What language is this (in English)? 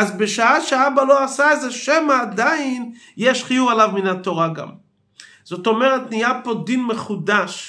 Hebrew